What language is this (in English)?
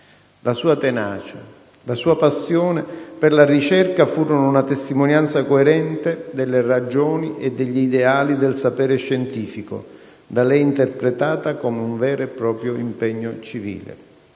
Italian